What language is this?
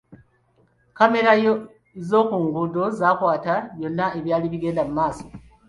Ganda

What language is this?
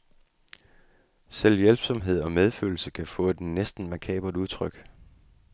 Danish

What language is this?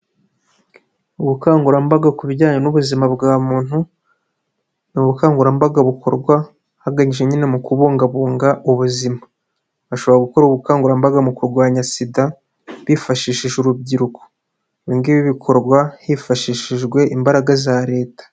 Kinyarwanda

